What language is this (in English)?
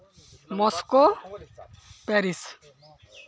Santali